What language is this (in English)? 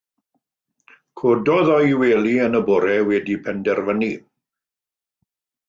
Welsh